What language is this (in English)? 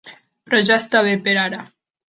Catalan